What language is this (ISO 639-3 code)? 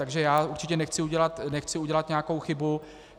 ces